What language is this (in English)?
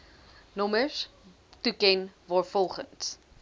Afrikaans